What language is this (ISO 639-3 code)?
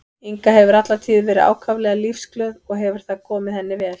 isl